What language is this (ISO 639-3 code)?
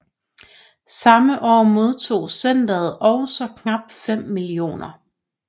dan